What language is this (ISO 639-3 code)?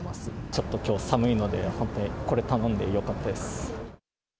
jpn